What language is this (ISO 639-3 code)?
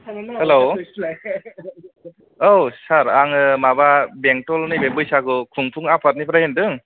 brx